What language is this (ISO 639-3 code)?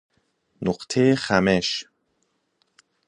fas